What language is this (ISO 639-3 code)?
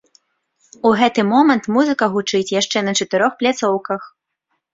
bel